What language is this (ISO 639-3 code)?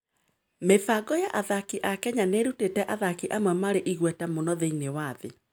kik